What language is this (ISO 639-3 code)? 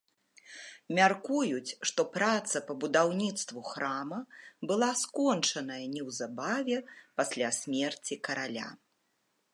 bel